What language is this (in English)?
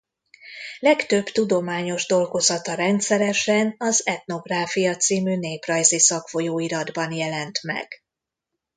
Hungarian